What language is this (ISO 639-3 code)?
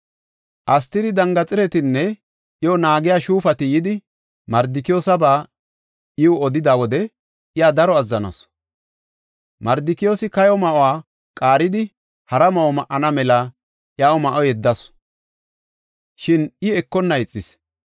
gof